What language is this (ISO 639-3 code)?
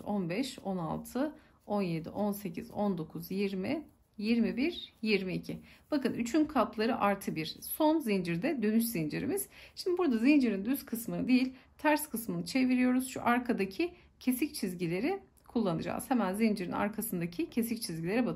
tur